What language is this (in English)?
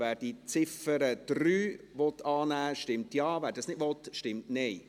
Swiss German